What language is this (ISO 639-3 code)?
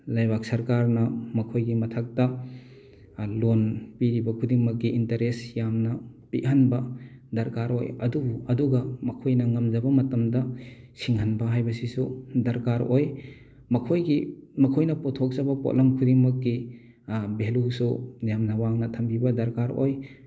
mni